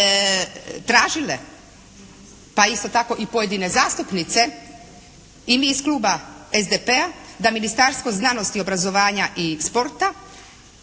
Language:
Croatian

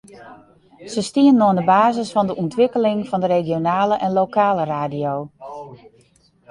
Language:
Western Frisian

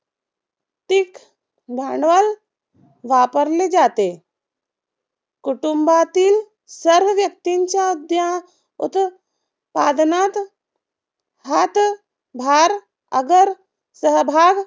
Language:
Marathi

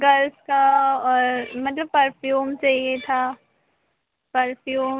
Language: Hindi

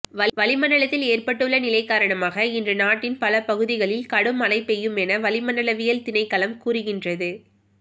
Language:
Tamil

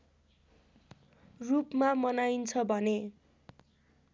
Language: Nepali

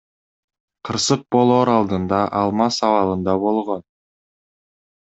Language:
Kyrgyz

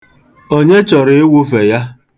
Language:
Igbo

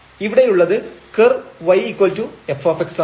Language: Malayalam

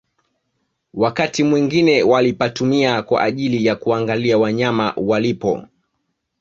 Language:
Swahili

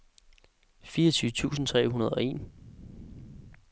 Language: Danish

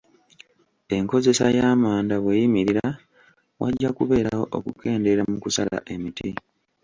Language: Ganda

